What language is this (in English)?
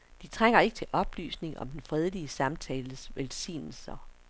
Danish